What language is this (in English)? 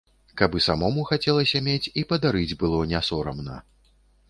Belarusian